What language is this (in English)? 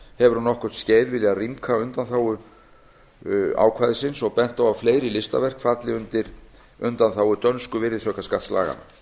Icelandic